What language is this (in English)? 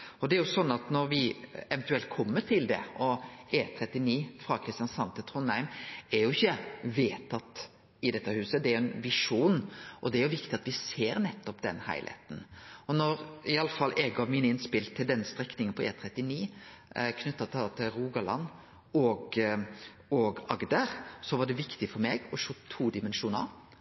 Norwegian Nynorsk